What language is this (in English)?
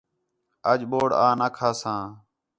Khetrani